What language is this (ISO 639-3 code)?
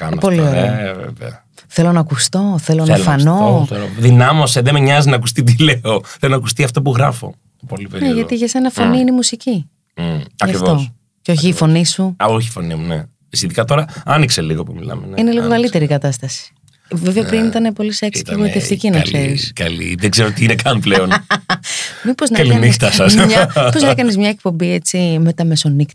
ell